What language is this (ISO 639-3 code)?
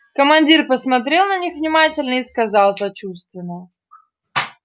rus